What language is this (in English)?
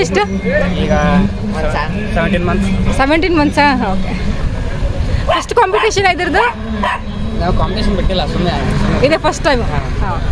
Kannada